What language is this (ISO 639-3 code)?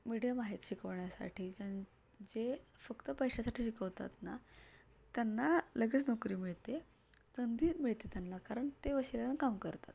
mar